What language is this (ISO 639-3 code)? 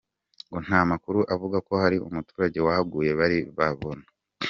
kin